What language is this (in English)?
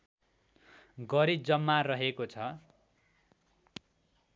Nepali